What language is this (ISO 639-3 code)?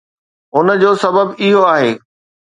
snd